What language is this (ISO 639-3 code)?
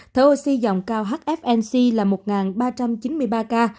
vie